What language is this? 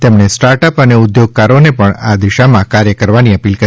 Gujarati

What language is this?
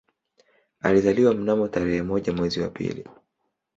Swahili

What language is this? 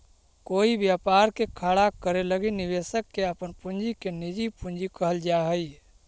Magahi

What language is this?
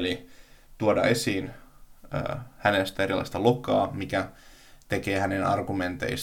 Finnish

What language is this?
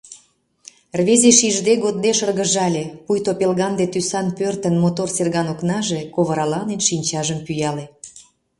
Mari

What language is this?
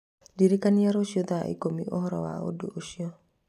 Kikuyu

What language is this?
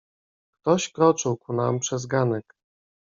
Polish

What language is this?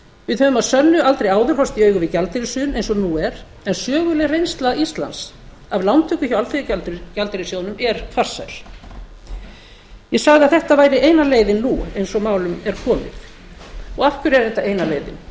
Icelandic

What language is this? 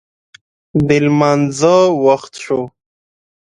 Pashto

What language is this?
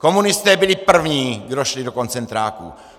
Czech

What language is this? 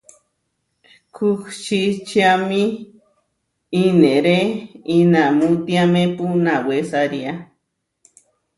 Huarijio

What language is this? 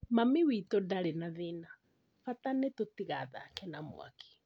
Kikuyu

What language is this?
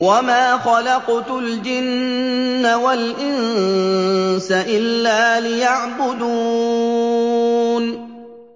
Arabic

